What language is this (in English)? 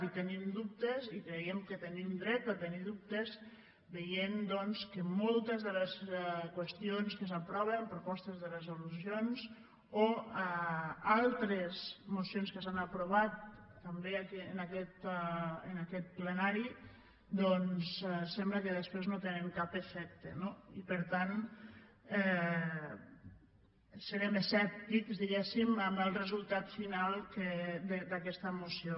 Catalan